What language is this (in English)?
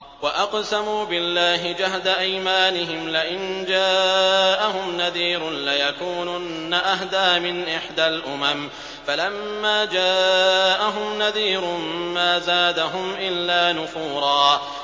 Arabic